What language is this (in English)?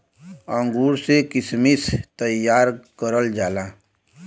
Bhojpuri